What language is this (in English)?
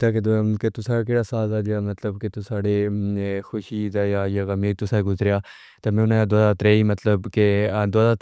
Pahari-Potwari